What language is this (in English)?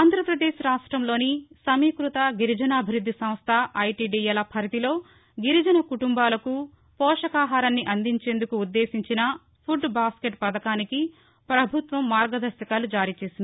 Telugu